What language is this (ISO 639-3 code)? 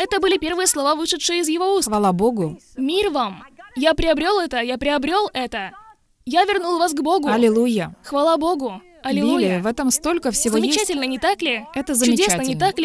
rus